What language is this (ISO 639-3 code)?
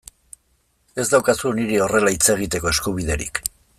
eus